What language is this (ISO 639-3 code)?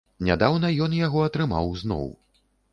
bel